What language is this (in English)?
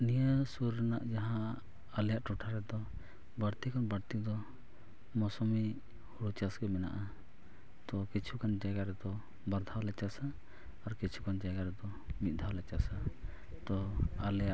Santali